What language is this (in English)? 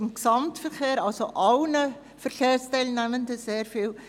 Swiss German